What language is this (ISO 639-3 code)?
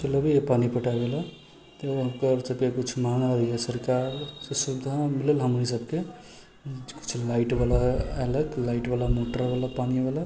mai